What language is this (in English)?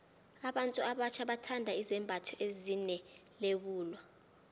South Ndebele